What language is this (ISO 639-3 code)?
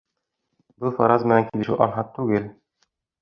bak